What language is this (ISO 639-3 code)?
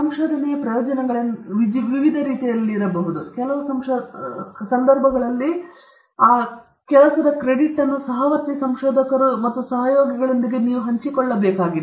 kan